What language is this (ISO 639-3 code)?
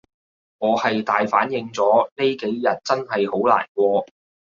yue